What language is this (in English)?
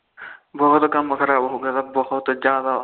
Punjabi